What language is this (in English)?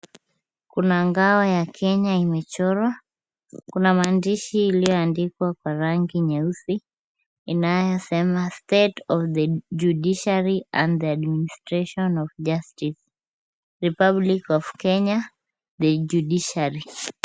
Swahili